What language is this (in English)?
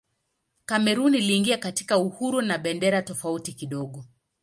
Swahili